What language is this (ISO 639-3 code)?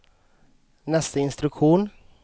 swe